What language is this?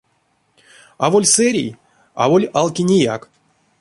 Erzya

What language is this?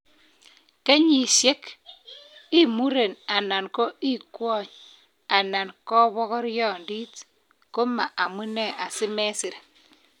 Kalenjin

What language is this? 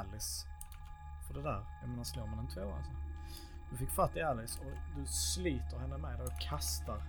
Swedish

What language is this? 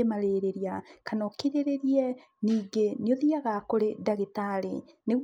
Kikuyu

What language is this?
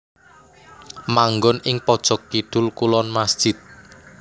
Javanese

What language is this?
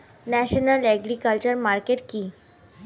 Bangla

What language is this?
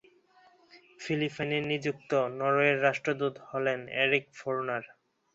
Bangla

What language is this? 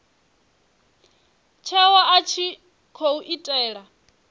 Venda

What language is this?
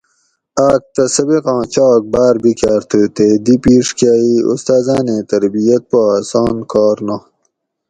Gawri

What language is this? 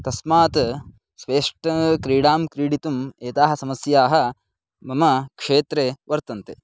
Sanskrit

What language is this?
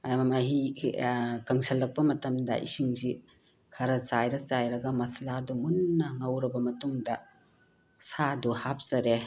Manipuri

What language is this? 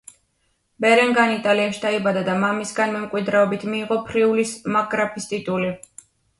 Georgian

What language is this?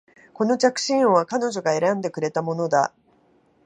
Japanese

